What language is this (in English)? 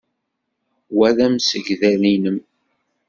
Kabyle